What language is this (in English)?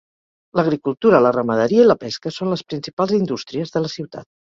Catalan